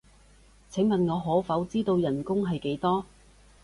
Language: Cantonese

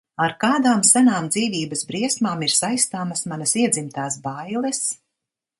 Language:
Latvian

